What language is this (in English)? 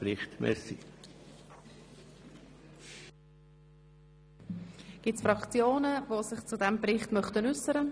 Swiss German